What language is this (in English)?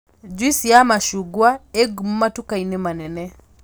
Kikuyu